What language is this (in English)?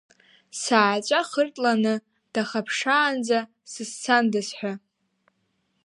Abkhazian